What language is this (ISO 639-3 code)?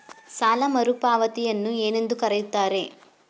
kan